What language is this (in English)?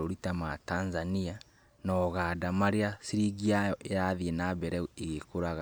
Kikuyu